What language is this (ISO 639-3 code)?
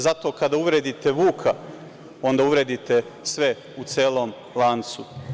srp